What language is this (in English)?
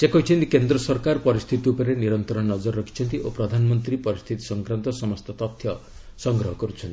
Odia